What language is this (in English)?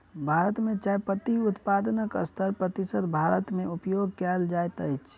Maithili